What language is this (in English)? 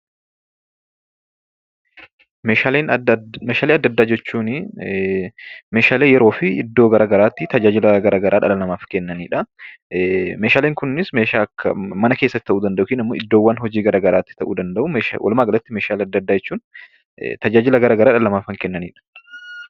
Oromo